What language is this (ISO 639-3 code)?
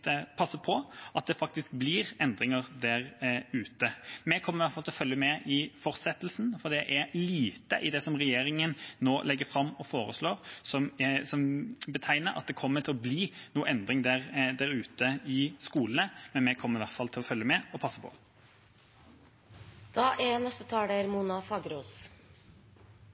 nob